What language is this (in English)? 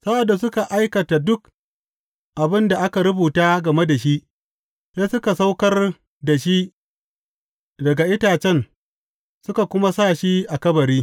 Hausa